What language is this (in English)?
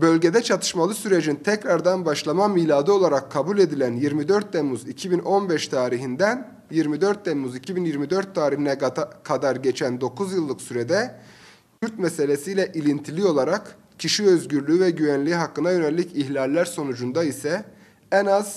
Turkish